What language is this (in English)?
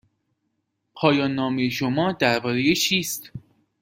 Persian